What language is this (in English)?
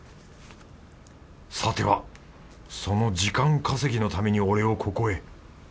Japanese